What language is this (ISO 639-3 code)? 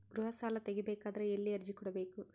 kan